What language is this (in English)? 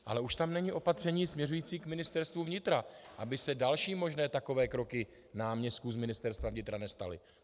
Czech